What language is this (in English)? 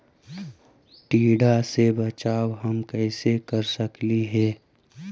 Magahi